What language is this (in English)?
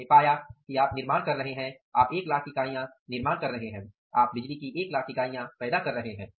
Hindi